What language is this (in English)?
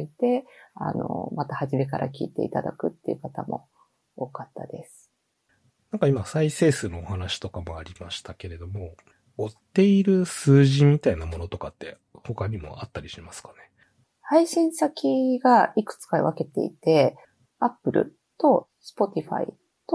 Japanese